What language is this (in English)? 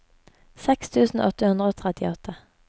Norwegian